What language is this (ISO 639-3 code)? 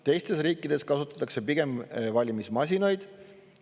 est